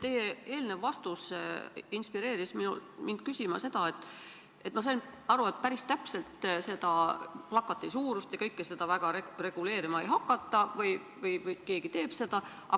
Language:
Estonian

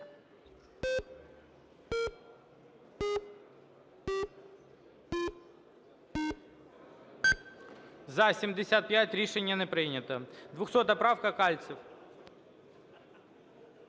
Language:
Ukrainian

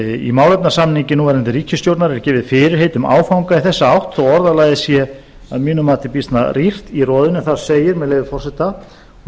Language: Icelandic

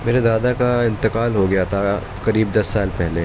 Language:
Urdu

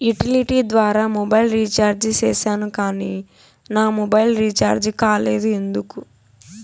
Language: Telugu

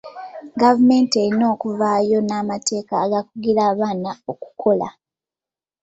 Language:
Ganda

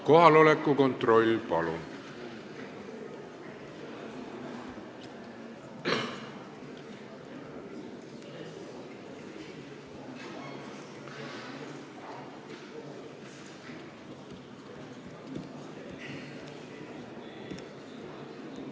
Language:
Estonian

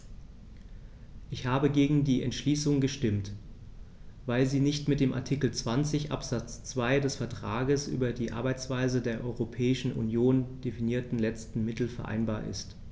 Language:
German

